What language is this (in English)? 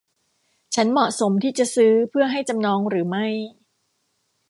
Thai